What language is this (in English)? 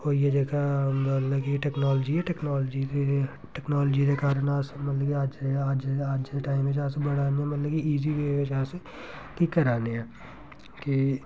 Dogri